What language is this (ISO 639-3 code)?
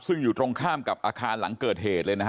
tha